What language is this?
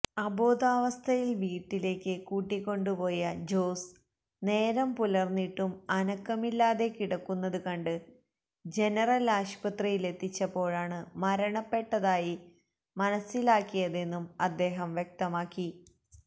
Malayalam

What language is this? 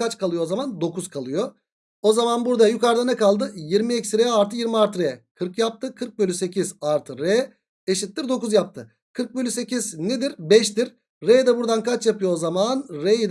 Turkish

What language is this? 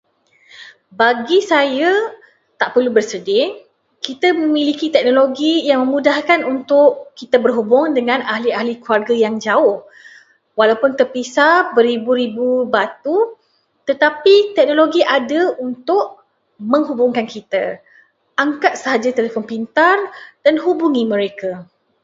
Malay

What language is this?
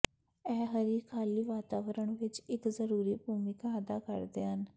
Punjabi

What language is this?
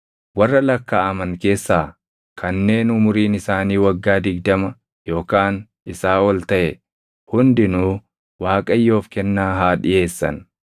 Oromo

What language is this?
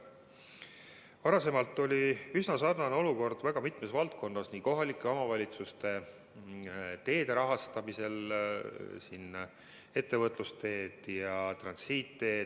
Estonian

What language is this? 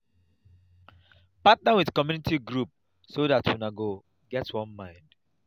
Nigerian Pidgin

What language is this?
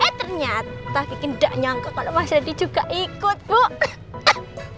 Indonesian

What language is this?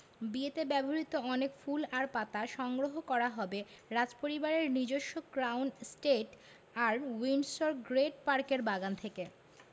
Bangla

